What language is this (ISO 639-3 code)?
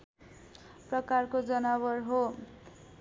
nep